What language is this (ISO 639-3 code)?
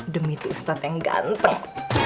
ind